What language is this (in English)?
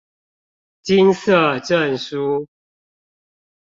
Chinese